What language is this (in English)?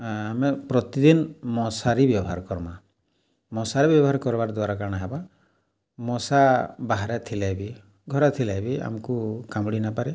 Odia